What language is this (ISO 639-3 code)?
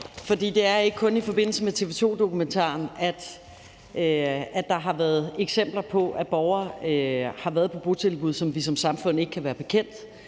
dan